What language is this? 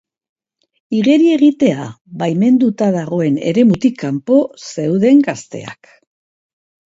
Basque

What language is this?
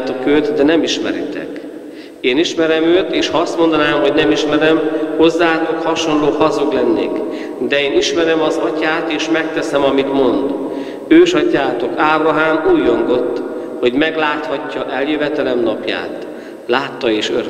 Hungarian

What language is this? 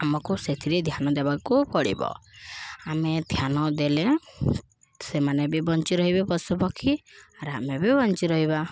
Odia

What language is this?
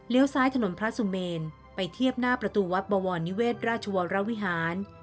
Thai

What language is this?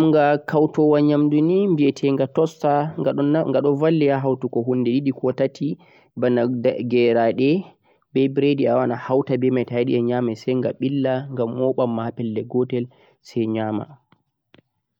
Central-Eastern Niger Fulfulde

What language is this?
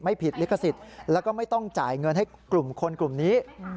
Thai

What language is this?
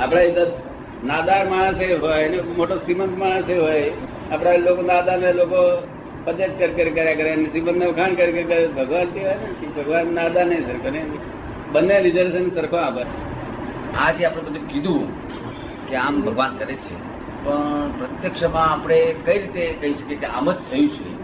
Gujarati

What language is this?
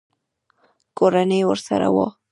Pashto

